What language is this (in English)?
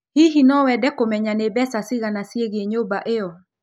Kikuyu